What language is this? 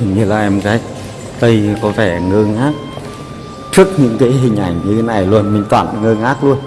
Vietnamese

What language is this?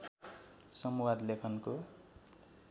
Nepali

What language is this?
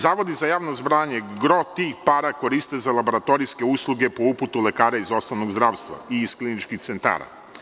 Serbian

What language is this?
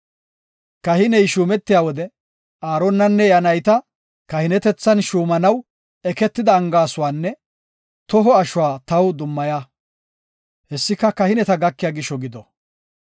Gofa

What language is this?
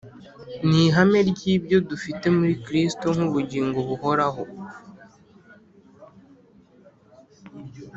Kinyarwanda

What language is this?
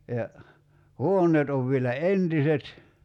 Finnish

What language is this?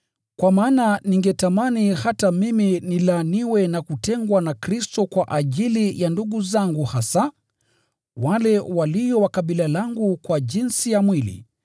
Swahili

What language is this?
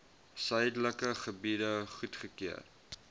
Afrikaans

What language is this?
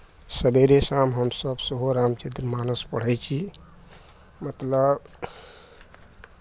Maithili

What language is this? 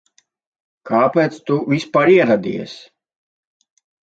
Latvian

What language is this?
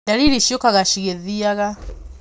Kikuyu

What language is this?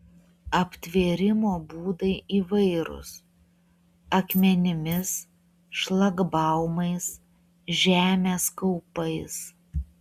Lithuanian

